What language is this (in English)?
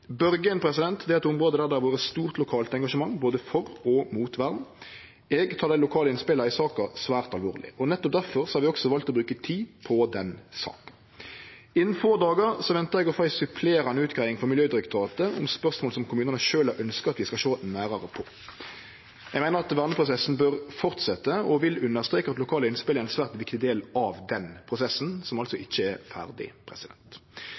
Norwegian Nynorsk